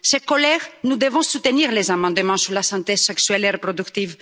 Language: French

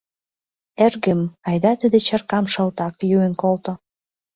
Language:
Mari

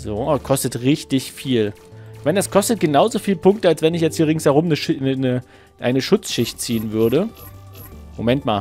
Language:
German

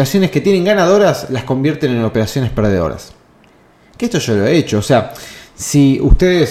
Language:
Spanish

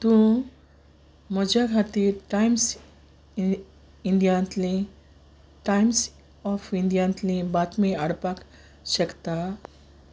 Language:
Konkani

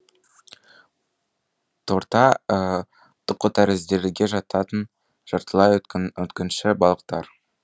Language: Kazakh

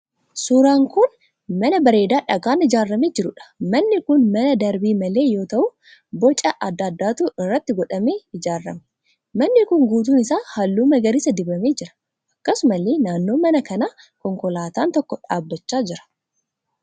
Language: Oromo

